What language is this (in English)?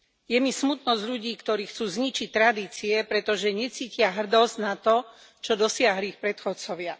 Slovak